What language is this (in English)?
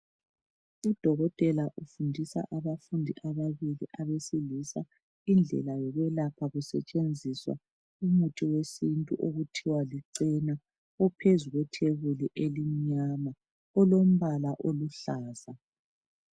North Ndebele